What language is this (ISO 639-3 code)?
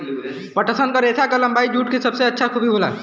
bho